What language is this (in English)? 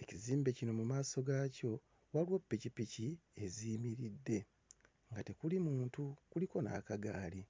Ganda